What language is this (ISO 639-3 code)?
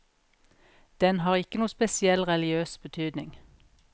nor